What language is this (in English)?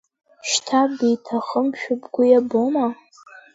Abkhazian